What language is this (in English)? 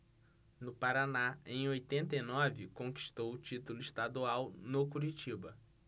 Portuguese